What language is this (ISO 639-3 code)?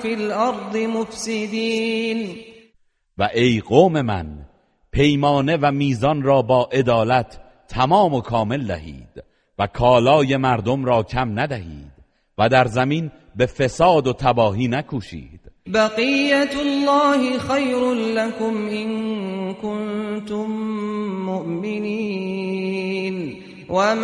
fas